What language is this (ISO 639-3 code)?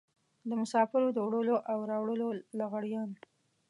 pus